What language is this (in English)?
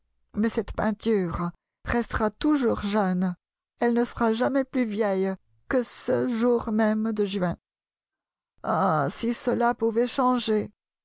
French